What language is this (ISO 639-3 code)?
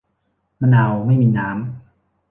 tha